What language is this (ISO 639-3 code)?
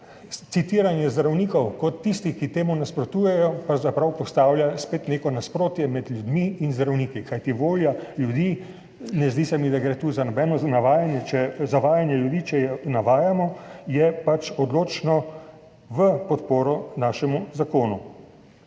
slv